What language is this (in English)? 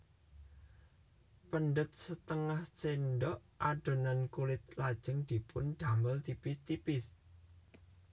Javanese